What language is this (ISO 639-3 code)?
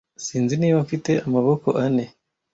kin